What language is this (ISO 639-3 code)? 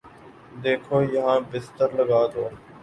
urd